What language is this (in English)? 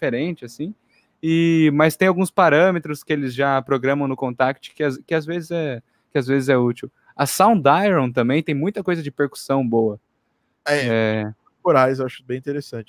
Portuguese